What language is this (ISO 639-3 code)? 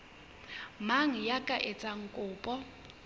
sot